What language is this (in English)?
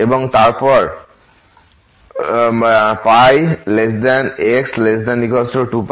Bangla